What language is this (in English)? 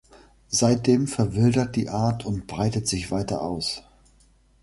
German